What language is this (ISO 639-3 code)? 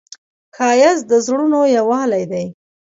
pus